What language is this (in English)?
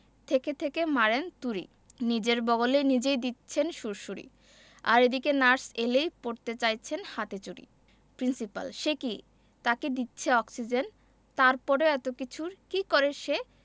Bangla